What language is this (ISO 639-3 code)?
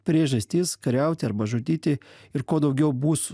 lit